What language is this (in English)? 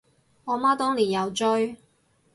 Cantonese